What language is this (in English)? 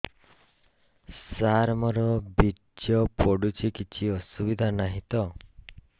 Odia